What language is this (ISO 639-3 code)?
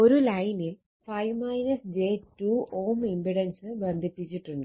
mal